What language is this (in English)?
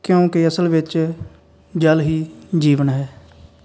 Punjabi